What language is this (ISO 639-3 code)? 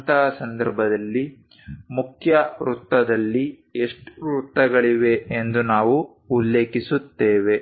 kan